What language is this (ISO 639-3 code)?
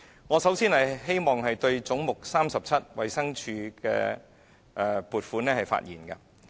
yue